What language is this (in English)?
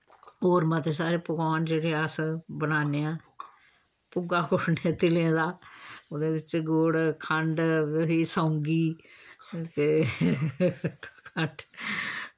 Dogri